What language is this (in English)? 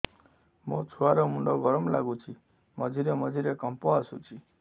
Odia